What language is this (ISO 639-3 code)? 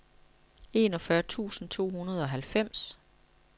dan